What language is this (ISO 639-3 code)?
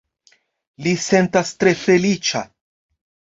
epo